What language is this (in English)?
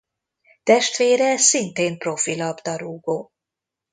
Hungarian